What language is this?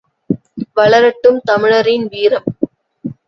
Tamil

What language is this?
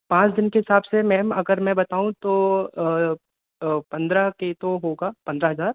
Hindi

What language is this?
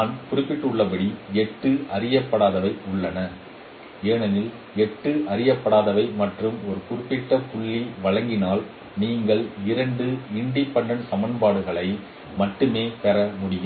Tamil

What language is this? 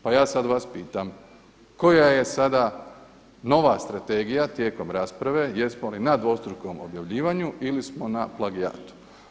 Croatian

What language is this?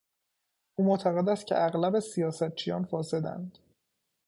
Persian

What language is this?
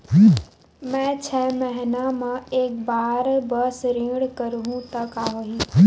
Chhattisgarhi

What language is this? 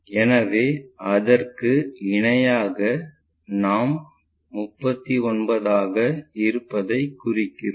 Tamil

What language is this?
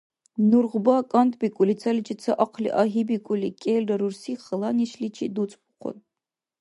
Dargwa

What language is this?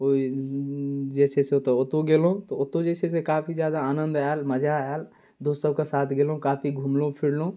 Maithili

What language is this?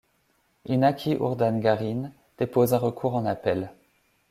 French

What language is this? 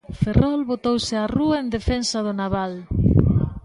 Galician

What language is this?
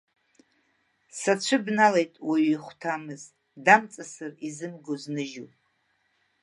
Abkhazian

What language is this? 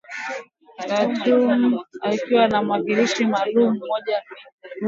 Swahili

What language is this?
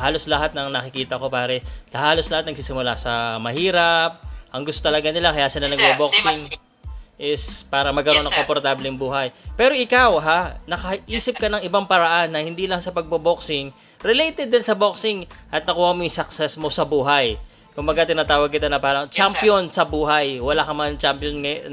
Filipino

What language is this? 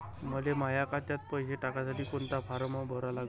Marathi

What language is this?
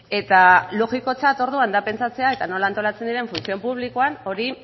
Basque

